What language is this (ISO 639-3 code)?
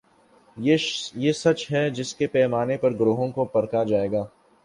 urd